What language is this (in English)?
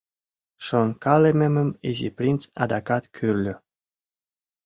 Mari